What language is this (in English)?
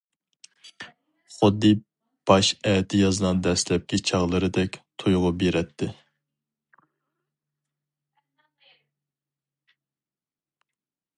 Uyghur